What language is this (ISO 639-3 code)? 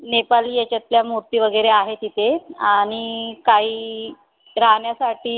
mar